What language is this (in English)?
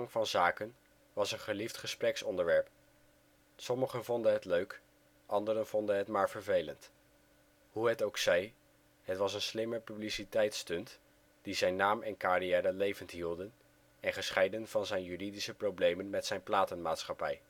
Dutch